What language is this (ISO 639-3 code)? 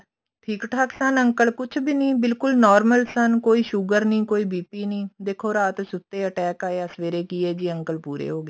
pan